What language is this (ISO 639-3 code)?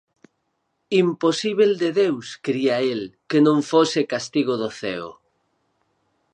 glg